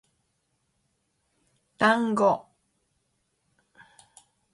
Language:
Japanese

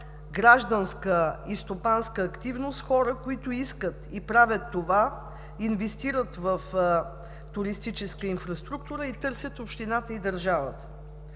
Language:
Bulgarian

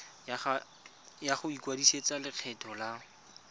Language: Tswana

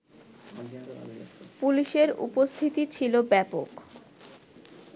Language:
Bangla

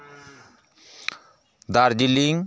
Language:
Santali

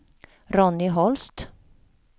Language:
Swedish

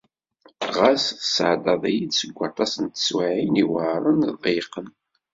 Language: Kabyle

